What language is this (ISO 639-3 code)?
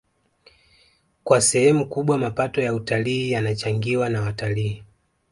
swa